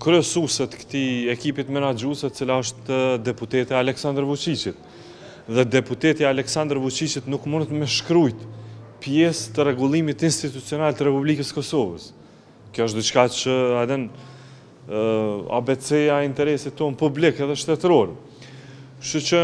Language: Romanian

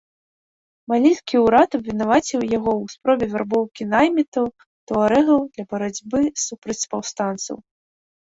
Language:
Belarusian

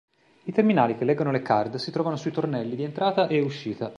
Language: Italian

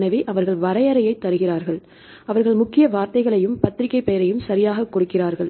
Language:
Tamil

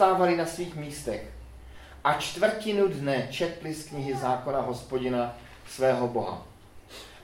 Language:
Czech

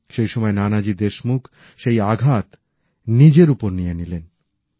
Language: Bangla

